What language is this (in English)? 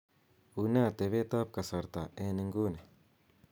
Kalenjin